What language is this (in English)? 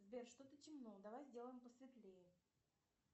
Russian